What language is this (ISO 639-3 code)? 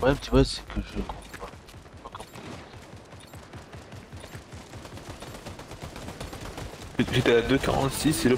fra